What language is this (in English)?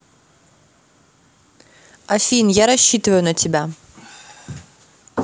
Russian